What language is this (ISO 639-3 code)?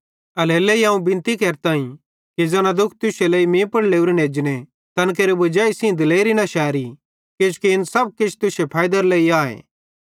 bhd